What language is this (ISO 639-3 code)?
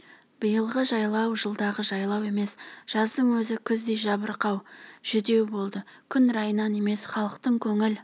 kaz